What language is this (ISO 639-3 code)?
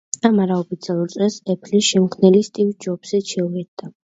kat